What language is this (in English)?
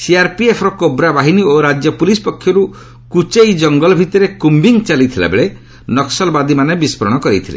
Odia